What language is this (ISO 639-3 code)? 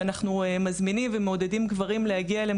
heb